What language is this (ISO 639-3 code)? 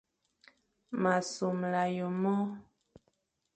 fan